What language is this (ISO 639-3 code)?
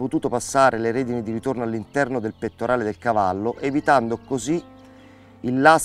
ita